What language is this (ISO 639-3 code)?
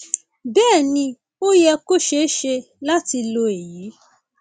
yor